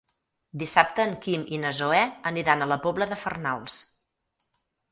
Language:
Catalan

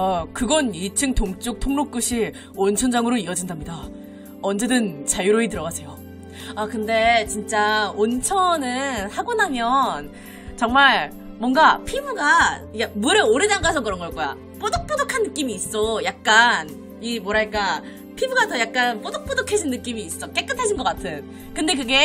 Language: Korean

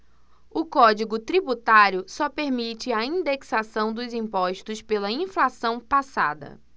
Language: Portuguese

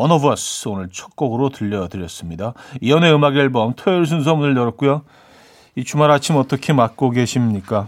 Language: Korean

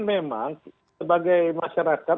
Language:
Indonesian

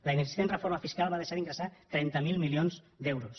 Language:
Catalan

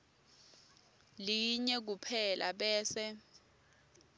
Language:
Swati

